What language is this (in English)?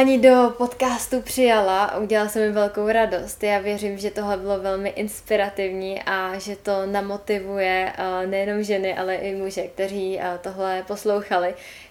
Czech